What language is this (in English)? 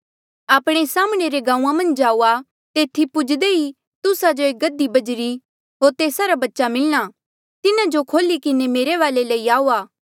Mandeali